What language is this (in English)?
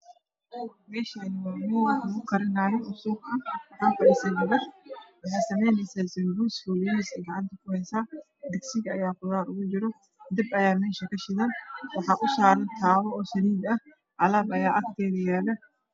Somali